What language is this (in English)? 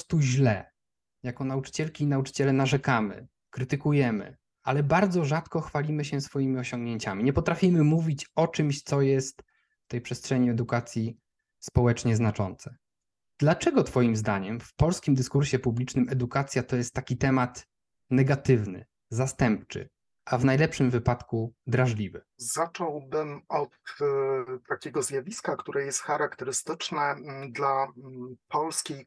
Polish